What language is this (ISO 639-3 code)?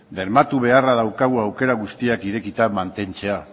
eus